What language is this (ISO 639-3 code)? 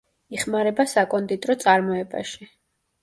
kat